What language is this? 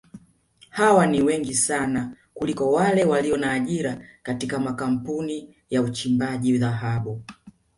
Swahili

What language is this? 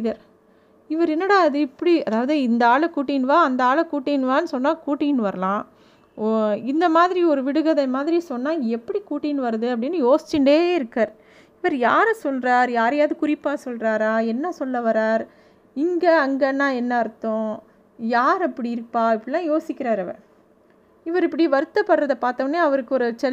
Tamil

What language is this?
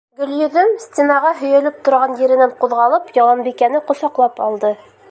Bashkir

